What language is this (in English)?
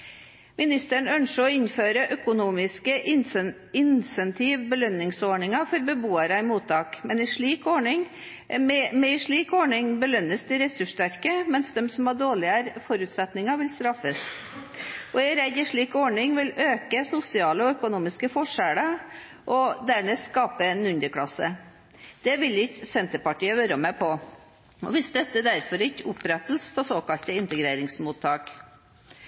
Norwegian Bokmål